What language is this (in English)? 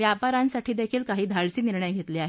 Marathi